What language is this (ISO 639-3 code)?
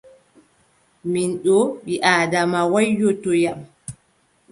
fub